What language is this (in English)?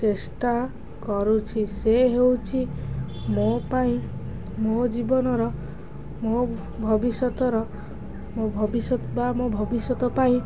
Odia